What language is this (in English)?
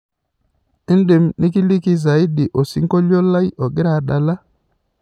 Masai